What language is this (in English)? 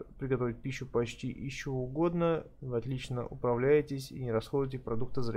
Russian